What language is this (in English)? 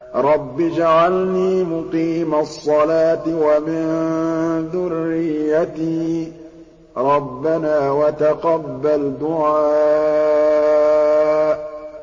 Arabic